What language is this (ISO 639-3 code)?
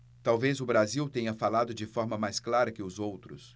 por